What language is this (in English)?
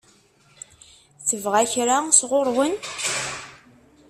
Kabyle